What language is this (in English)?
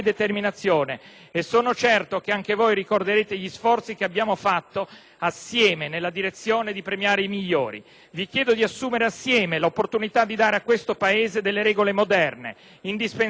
Italian